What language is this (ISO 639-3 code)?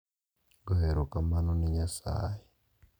luo